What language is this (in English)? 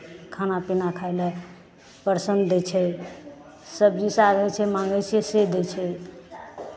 Maithili